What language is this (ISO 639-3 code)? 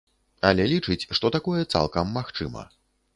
bel